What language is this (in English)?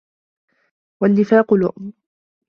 Arabic